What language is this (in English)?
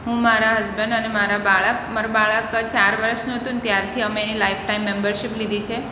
Gujarati